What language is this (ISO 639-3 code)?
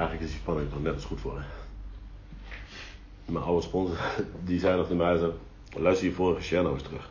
nld